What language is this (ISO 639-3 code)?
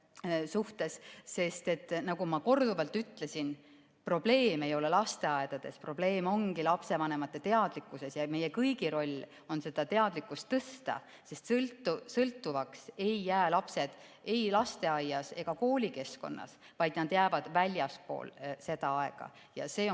est